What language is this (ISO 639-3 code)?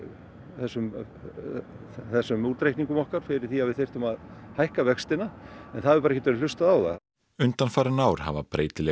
isl